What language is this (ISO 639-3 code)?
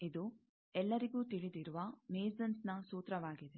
kan